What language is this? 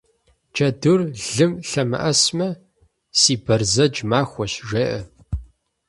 Kabardian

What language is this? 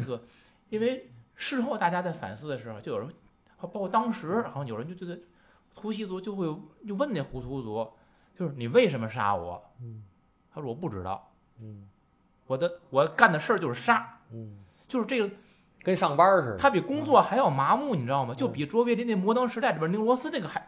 Chinese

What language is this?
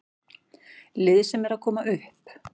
Icelandic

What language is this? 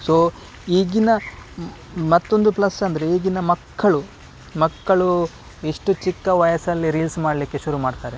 Kannada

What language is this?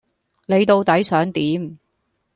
Cantonese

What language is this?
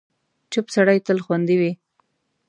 Pashto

